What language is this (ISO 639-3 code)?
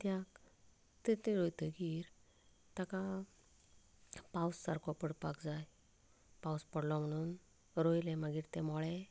kok